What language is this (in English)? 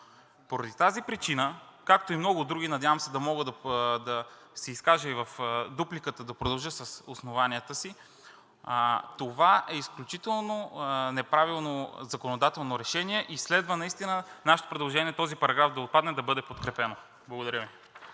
Bulgarian